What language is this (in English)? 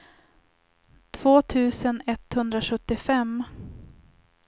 Swedish